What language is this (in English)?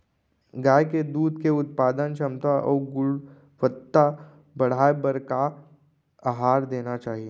Chhattisgarhi